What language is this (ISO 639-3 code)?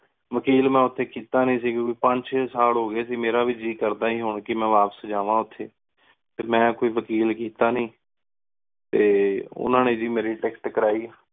pan